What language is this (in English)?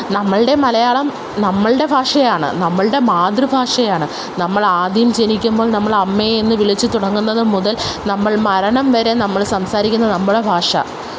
Malayalam